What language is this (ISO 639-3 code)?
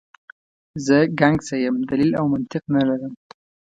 pus